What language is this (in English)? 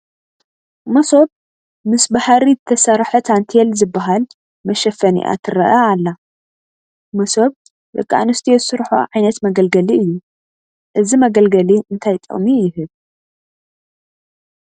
Tigrinya